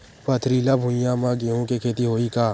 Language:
Chhattisgarhi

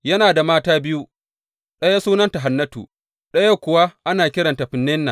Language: Hausa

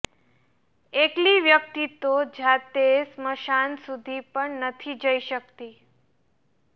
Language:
Gujarati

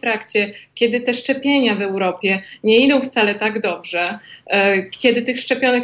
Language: Polish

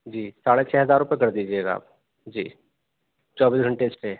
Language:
Urdu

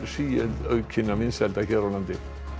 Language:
Icelandic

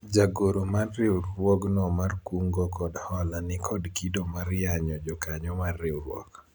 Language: Luo (Kenya and Tanzania)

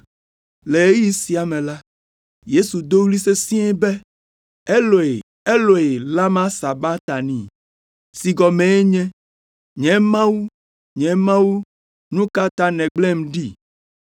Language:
Ewe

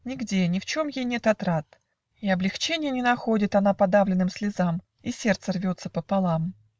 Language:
Russian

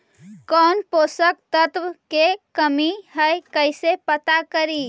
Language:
Magahi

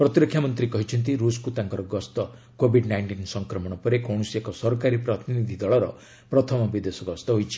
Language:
Odia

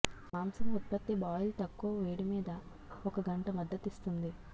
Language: Telugu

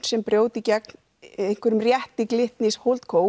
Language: Icelandic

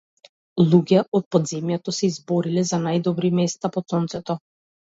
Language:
Macedonian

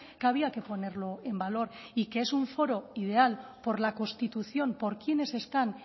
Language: Spanish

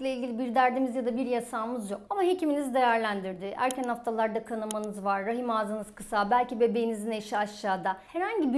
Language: Turkish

